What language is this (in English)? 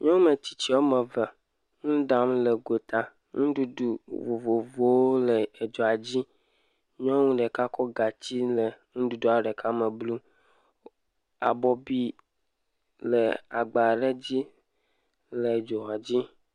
Ewe